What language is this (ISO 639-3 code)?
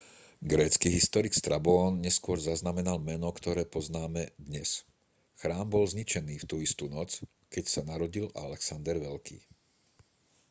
slk